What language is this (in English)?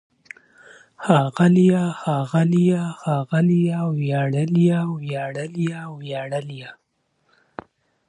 Pashto